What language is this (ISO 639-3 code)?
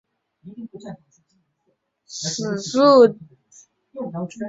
zho